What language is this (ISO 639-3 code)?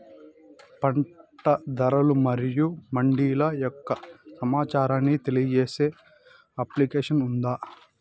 tel